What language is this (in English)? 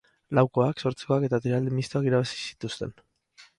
Basque